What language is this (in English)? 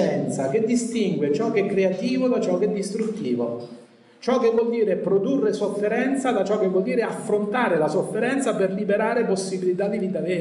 Italian